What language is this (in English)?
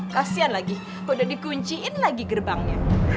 Indonesian